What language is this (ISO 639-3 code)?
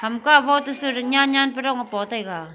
nnp